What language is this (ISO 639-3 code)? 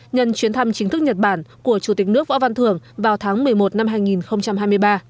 vie